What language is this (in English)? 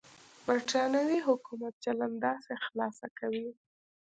Pashto